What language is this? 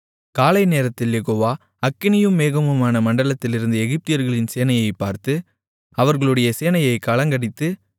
Tamil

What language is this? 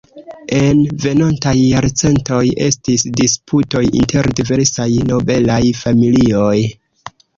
Esperanto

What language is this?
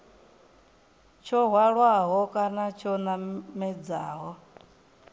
Venda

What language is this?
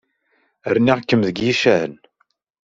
Kabyle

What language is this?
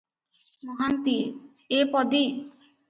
Odia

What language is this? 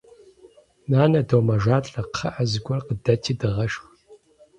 Kabardian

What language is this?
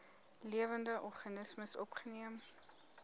Afrikaans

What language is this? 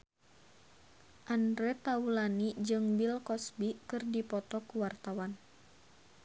Sundanese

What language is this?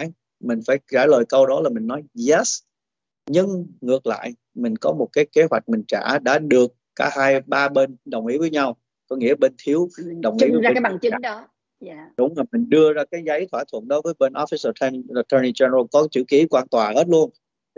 Vietnamese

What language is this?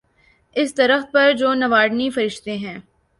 Urdu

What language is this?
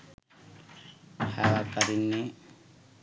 Sinhala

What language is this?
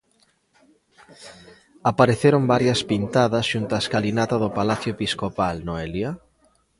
Galician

